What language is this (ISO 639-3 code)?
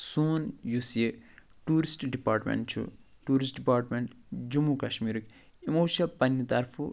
kas